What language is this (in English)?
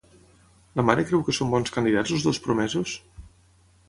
Catalan